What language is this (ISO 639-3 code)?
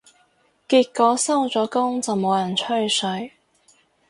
yue